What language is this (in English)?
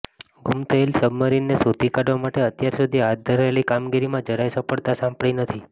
Gujarati